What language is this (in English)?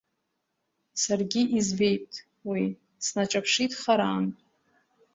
Abkhazian